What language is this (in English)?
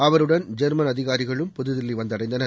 Tamil